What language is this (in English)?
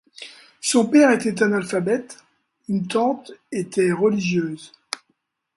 French